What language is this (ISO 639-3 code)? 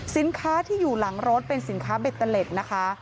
tha